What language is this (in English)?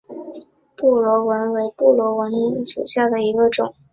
Chinese